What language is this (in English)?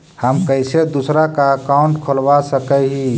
Magahi